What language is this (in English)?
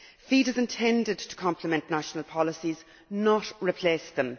English